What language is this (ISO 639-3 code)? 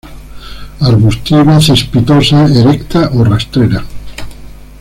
spa